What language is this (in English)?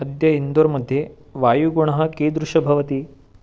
Sanskrit